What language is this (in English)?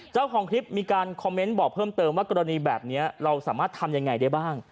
Thai